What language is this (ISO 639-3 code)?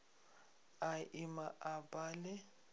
nso